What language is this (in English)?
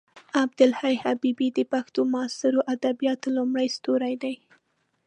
Pashto